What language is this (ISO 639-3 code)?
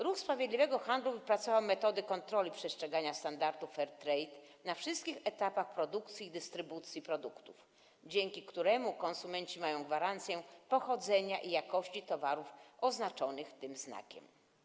pol